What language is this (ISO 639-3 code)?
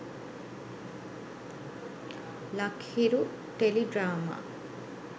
sin